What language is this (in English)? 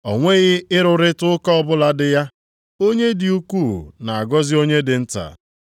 Igbo